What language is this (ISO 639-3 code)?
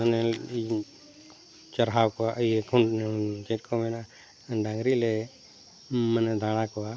sat